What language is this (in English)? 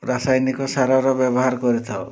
Odia